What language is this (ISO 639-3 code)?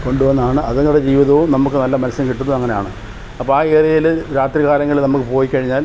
mal